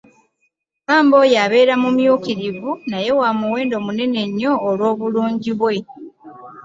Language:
Ganda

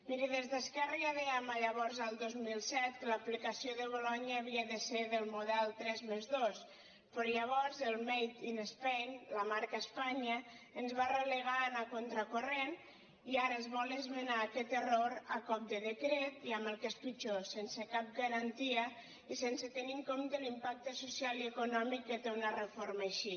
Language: Catalan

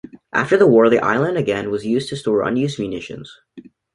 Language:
English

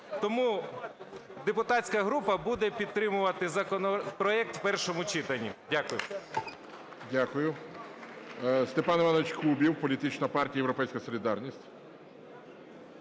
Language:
Ukrainian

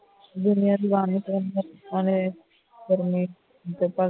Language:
Punjabi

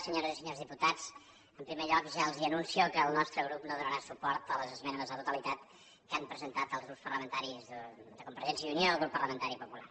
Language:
Catalan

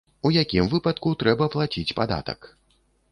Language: Belarusian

